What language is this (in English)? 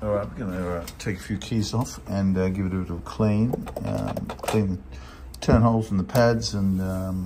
English